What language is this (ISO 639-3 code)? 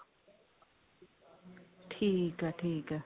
pan